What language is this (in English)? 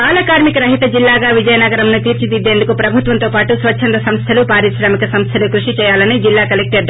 Telugu